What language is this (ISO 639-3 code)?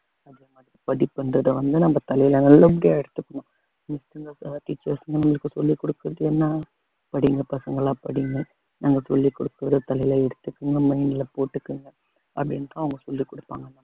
tam